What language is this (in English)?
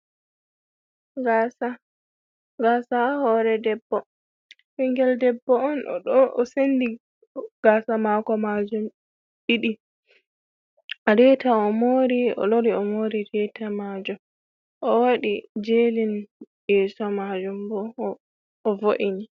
Fula